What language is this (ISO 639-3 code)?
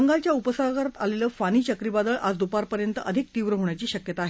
mar